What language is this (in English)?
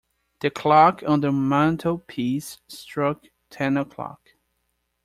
English